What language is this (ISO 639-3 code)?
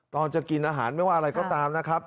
tha